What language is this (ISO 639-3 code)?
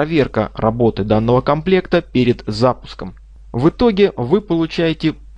rus